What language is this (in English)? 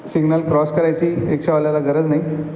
Marathi